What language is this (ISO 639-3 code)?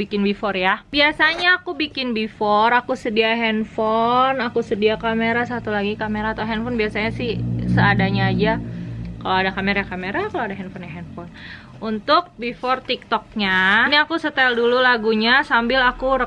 ind